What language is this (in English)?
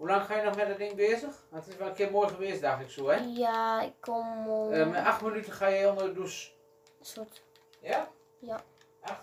Dutch